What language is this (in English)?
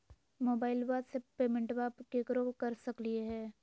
Magahi